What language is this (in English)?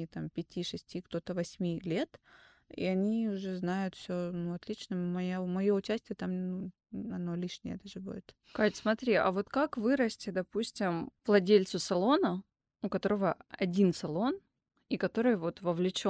Russian